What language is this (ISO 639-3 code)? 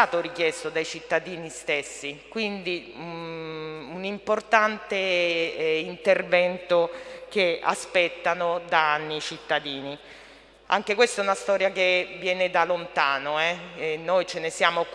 ita